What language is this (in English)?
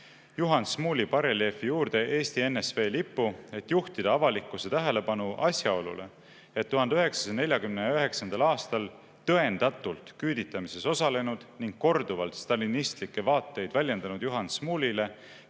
Estonian